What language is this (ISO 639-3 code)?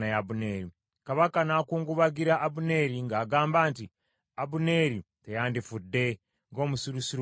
lug